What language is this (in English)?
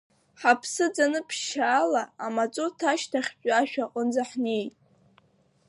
Abkhazian